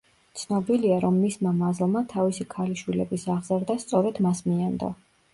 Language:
Georgian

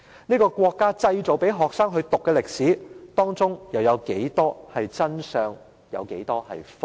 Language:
Cantonese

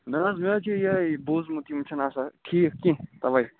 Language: Kashmiri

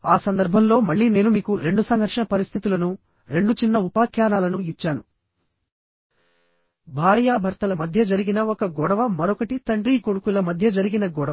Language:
Telugu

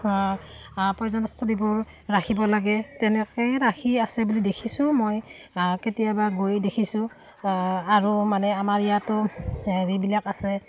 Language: Assamese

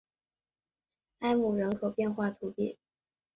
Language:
Chinese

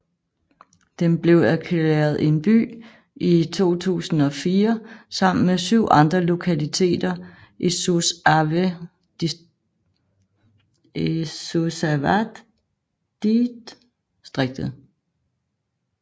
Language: Danish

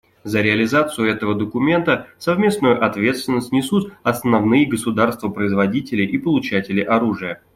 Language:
Russian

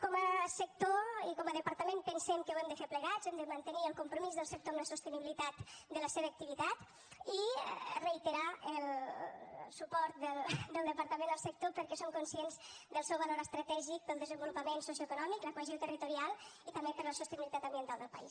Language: Catalan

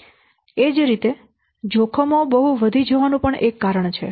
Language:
Gujarati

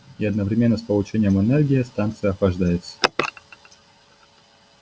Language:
Russian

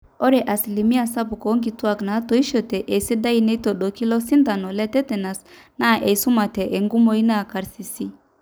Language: Masai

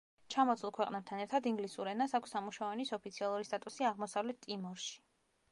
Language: Georgian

